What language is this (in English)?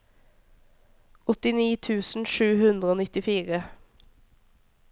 Norwegian